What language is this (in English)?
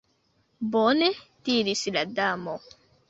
Esperanto